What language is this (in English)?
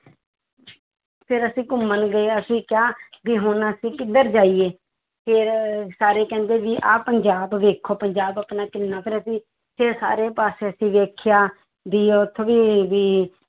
Punjabi